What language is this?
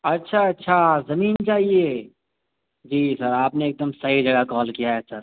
Urdu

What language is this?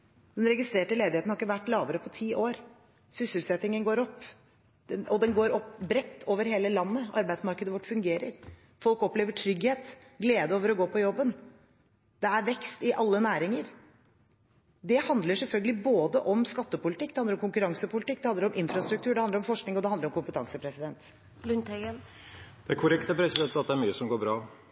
Norwegian Bokmål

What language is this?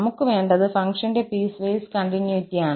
Malayalam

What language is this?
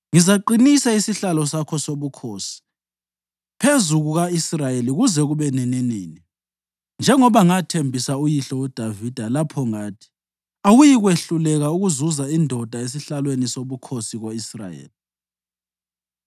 North Ndebele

